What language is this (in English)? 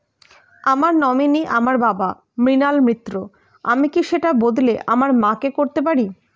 Bangla